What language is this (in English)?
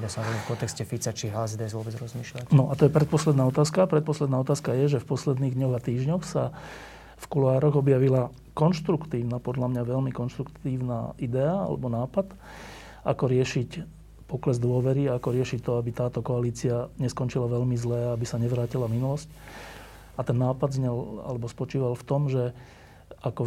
Slovak